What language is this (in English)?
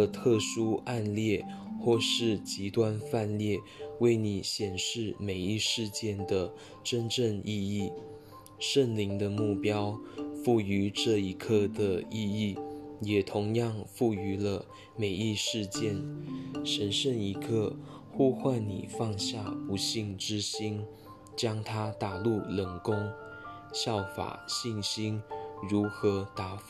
Chinese